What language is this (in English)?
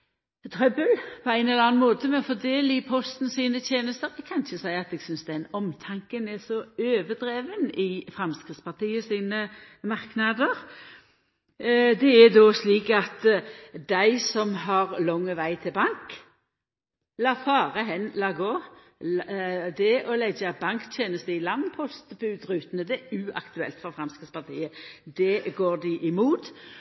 Norwegian Nynorsk